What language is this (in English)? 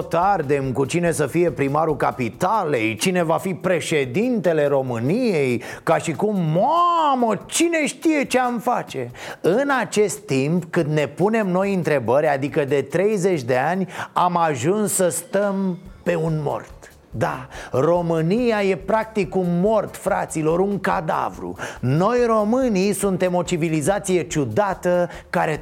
Romanian